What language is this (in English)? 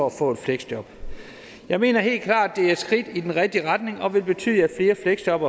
Danish